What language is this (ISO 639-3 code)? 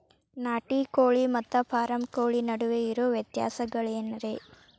kan